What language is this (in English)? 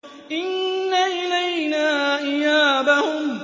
Arabic